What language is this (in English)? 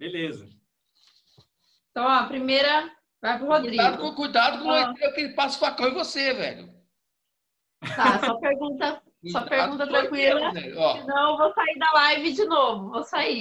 Portuguese